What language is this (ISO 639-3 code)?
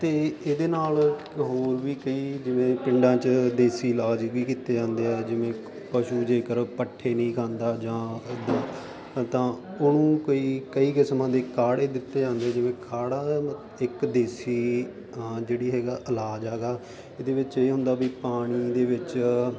pan